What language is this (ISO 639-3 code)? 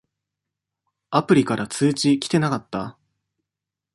jpn